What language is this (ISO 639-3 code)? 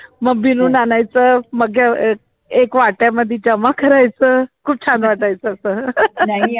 mar